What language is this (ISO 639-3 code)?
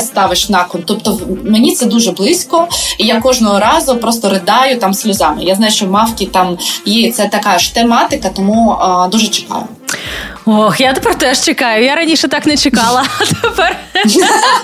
ukr